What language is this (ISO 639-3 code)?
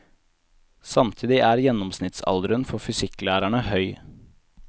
nor